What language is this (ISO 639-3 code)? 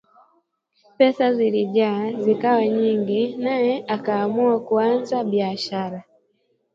swa